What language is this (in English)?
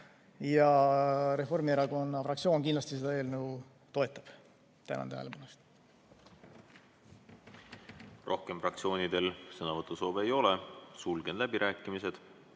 Estonian